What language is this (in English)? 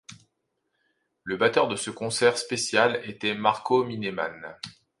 French